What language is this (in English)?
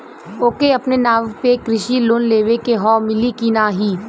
Bhojpuri